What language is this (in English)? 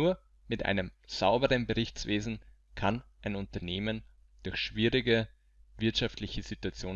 German